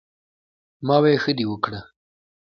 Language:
Pashto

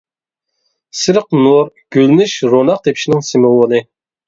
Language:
Uyghur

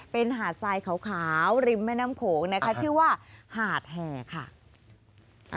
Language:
Thai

